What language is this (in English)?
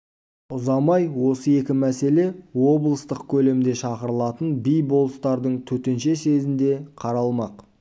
Kazakh